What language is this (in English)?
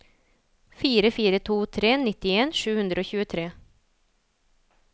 Norwegian